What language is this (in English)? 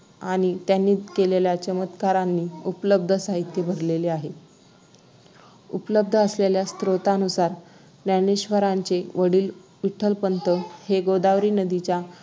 Marathi